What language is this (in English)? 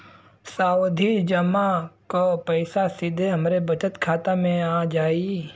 Bhojpuri